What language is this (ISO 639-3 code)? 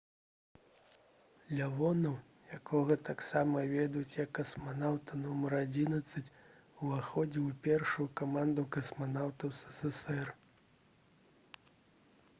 bel